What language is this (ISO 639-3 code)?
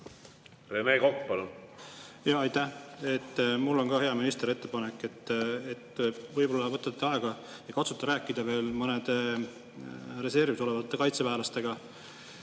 est